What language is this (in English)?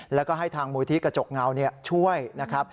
Thai